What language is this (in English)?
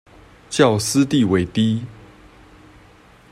Chinese